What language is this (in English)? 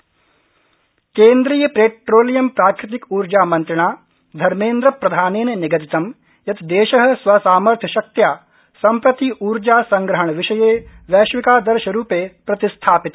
Sanskrit